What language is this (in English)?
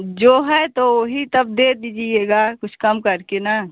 Hindi